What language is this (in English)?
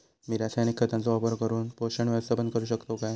Marathi